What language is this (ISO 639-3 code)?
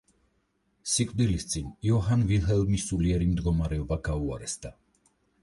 kat